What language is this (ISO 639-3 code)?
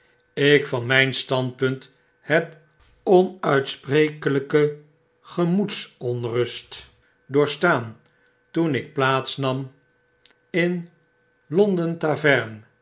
nld